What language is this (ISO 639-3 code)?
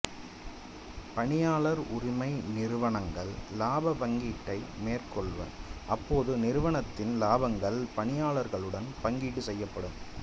tam